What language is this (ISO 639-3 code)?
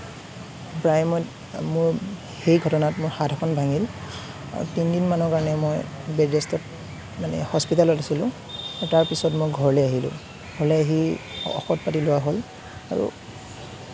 asm